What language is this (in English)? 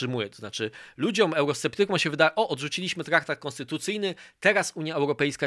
Polish